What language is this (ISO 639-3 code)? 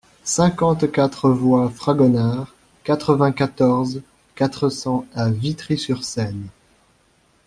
fra